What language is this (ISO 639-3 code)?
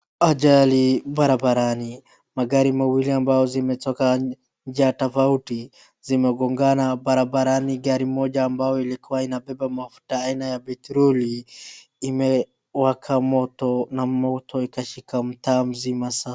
swa